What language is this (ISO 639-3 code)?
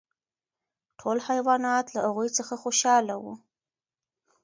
pus